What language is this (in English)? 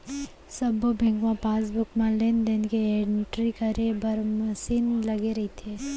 Chhattisgarhi